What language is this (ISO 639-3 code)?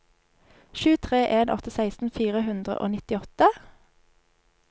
nor